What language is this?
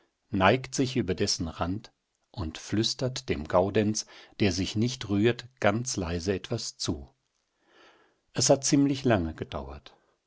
German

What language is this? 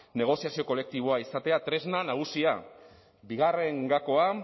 Basque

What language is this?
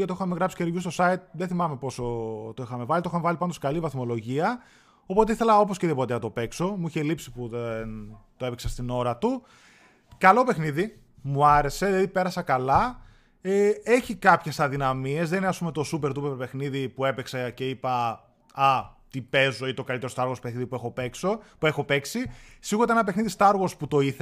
Greek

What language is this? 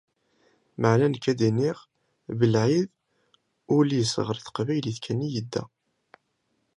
Kabyle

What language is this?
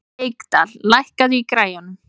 Icelandic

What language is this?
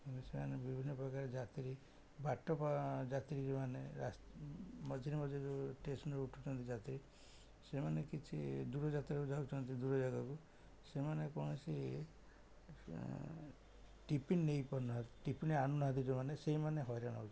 Odia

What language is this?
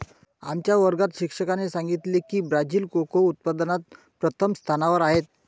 Marathi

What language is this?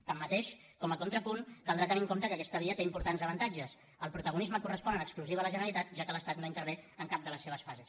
Catalan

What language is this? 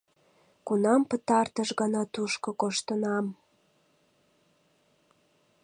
Mari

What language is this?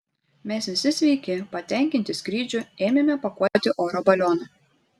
Lithuanian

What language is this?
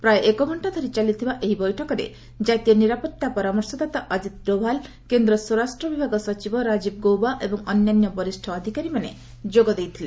Odia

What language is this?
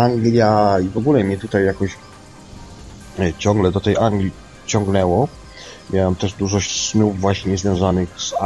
Polish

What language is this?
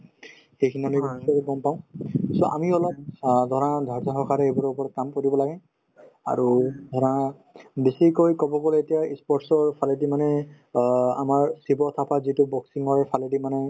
Assamese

